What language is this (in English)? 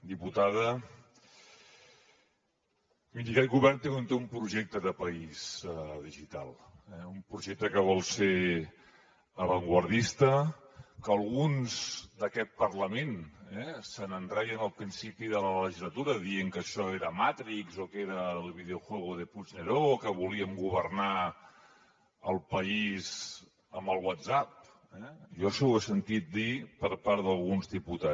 Catalan